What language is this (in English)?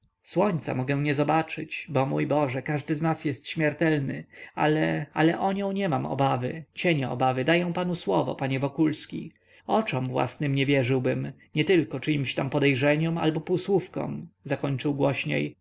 Polish